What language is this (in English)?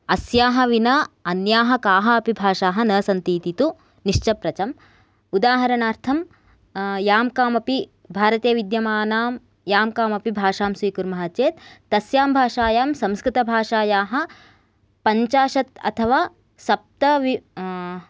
Sanskrit